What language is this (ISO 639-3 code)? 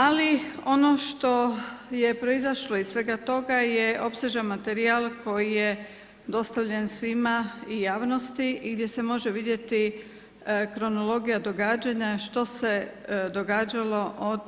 hrv